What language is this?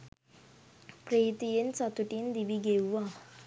Sinhala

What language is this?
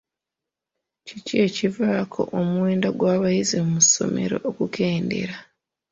Ganda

